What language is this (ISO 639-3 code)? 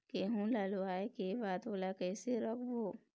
hne